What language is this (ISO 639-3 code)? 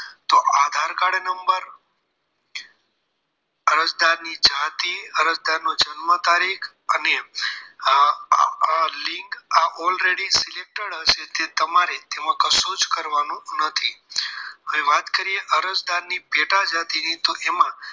guj